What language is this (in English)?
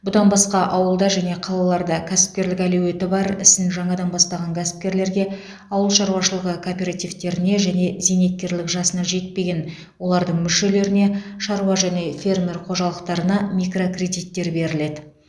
Kazakh